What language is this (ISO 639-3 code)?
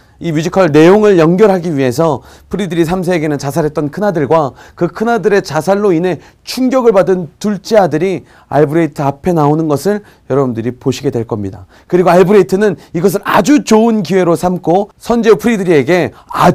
kor